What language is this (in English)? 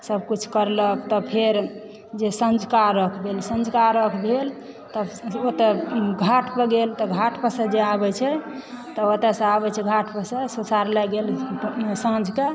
Maithili